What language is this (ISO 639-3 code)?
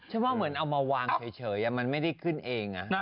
tha